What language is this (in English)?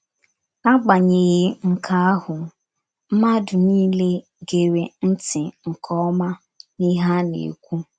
Igbo